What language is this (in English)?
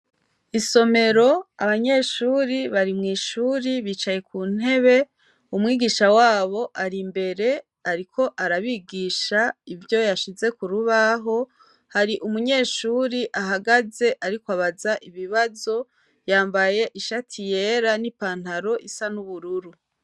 Rundi